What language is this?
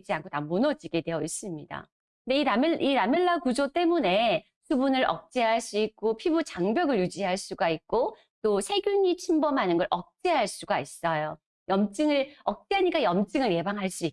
Korean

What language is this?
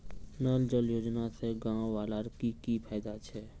Magahi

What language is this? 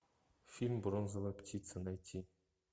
Russian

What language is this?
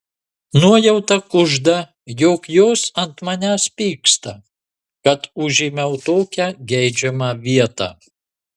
Lithuanian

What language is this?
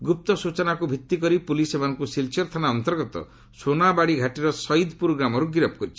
Odia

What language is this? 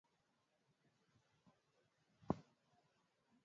Swahili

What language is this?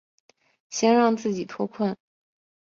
Chinese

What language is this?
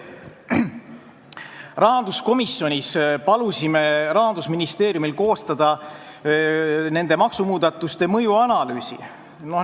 Estonian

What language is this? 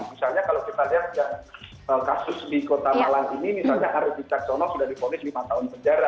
Indonesian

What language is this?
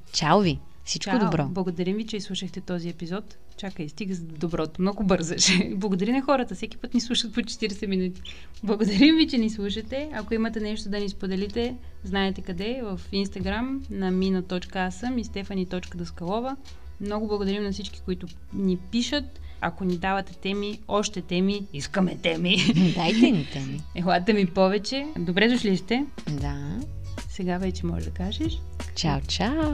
Bulgarian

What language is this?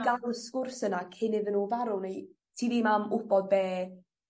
Welsh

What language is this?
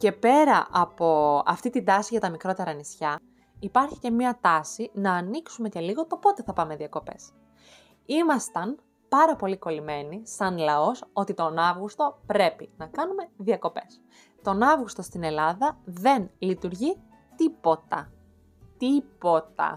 Greek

